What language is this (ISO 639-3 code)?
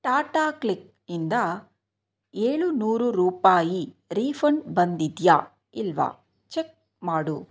kan